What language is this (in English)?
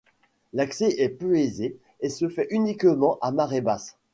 French